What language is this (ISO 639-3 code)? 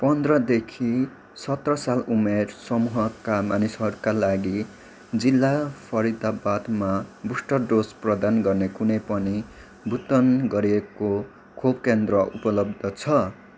nep